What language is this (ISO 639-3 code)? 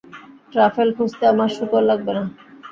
ben